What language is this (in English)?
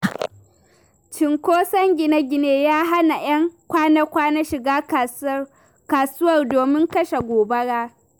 Hausa